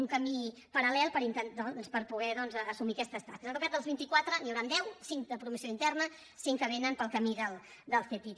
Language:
Catalan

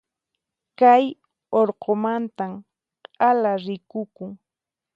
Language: Puno Quechua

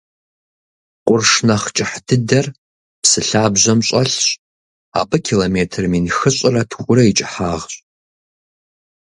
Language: Kabardian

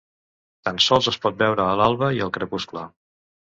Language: Catalan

